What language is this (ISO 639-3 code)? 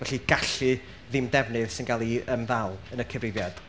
cym